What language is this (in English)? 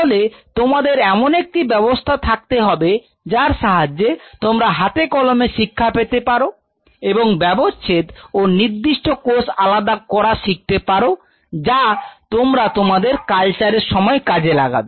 Bangla